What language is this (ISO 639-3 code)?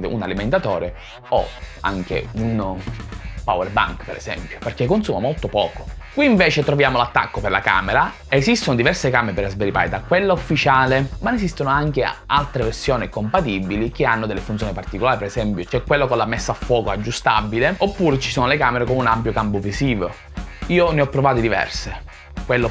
ita